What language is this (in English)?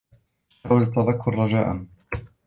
Arabic